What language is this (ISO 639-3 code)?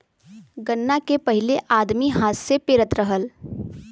bho